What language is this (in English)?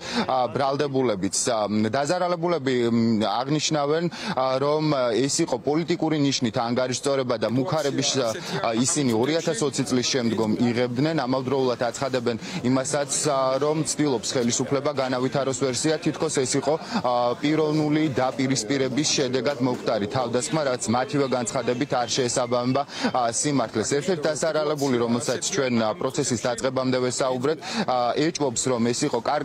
Romanian